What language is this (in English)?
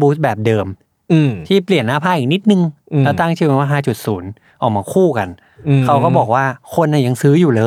Thai